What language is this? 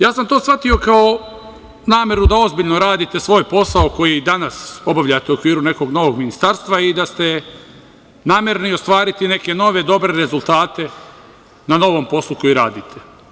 Serbian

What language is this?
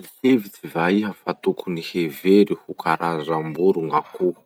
Masikoro Malagasy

